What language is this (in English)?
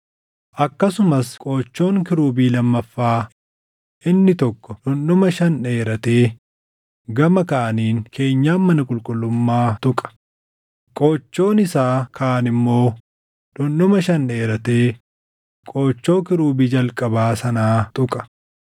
Oromo